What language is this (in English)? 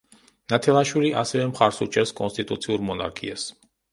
Georgian